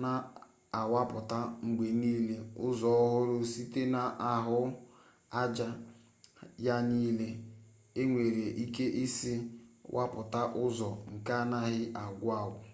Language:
Igbo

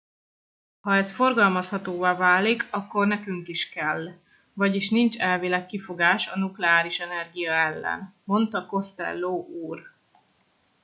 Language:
Hungarian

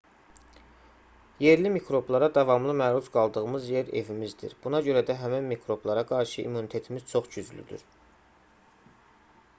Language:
Azerbaijani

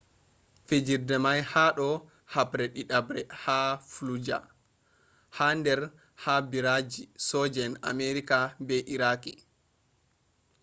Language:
Fula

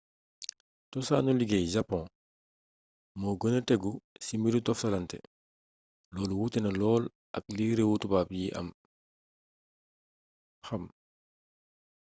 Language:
Wolof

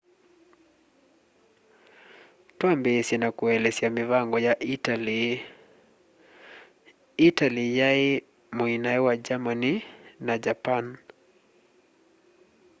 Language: Kamba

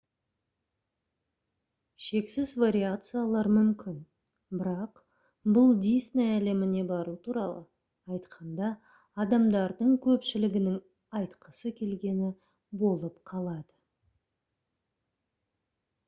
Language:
Kazakh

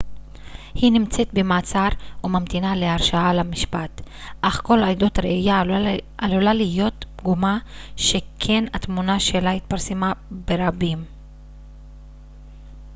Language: Hebrew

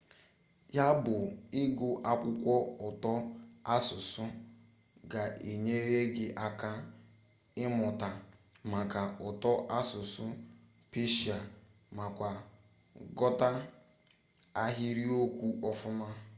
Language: Igbo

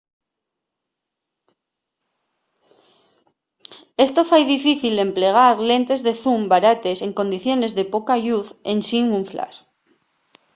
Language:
Asturian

